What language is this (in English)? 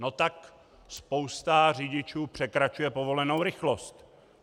Czech